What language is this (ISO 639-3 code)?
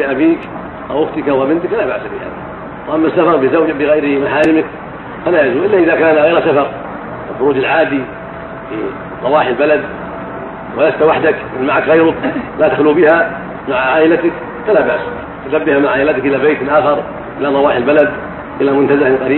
ara